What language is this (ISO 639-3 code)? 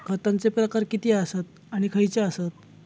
mar